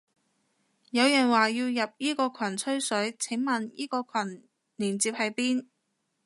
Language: Cantonese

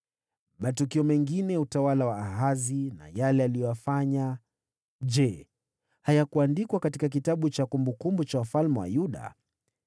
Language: Swahili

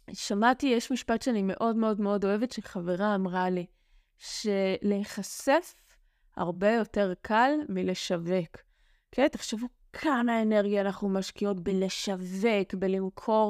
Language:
Hebrew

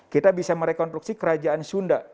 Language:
Indonesian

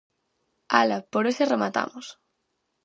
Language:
Galician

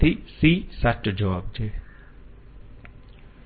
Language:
Gujarati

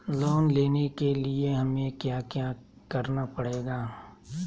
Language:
Magahi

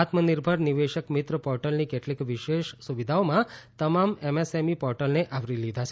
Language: Gujarati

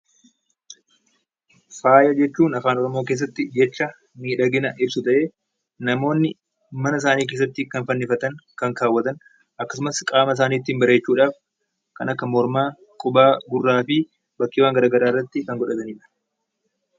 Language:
Oromo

